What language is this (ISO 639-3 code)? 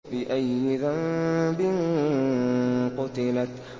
ara